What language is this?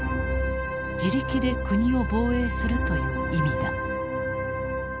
Japanese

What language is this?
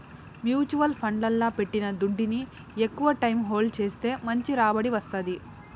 Telugu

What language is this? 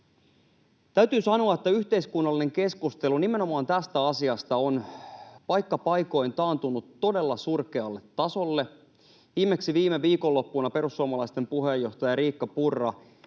Finnish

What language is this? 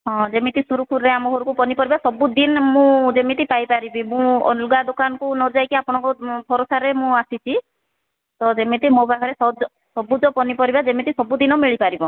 Odia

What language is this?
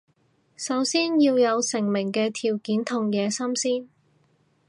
Cantonese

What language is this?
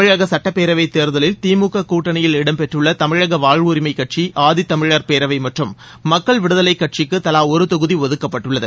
Tamil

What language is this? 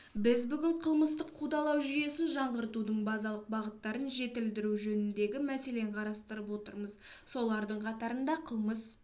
Kazakh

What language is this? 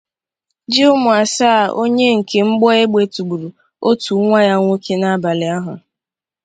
Igbo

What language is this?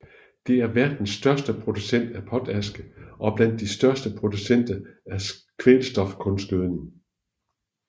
Danish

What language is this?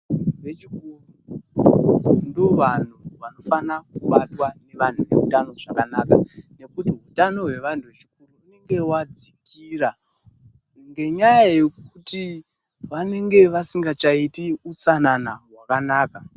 Ndau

